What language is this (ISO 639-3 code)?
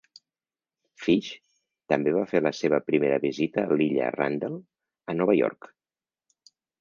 cat